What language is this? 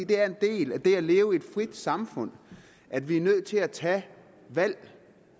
Danish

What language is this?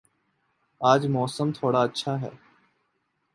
Urdu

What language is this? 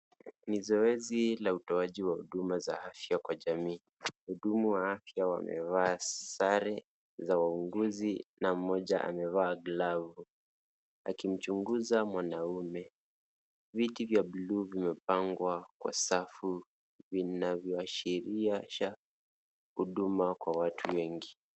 Swahili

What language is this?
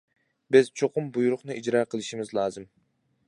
Uyghur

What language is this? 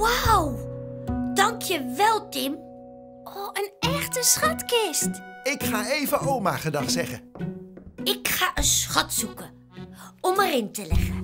Dutch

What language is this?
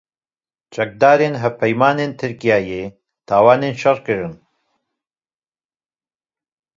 Kurdish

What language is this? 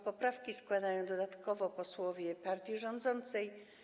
Polish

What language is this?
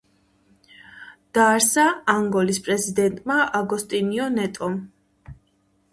Georgian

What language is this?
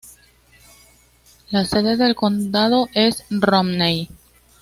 Spanish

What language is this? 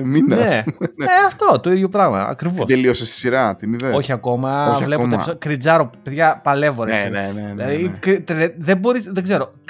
Greek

